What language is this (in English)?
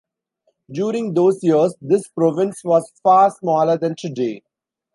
English